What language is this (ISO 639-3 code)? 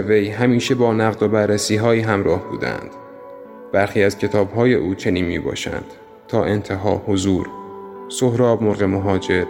fas